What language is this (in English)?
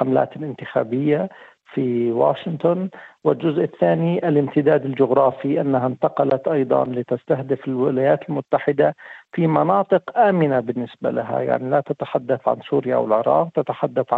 Arabic